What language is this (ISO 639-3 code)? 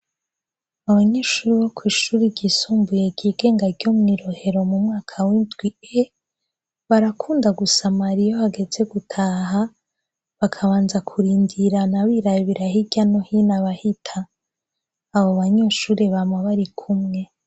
run